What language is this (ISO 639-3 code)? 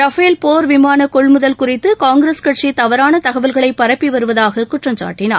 tam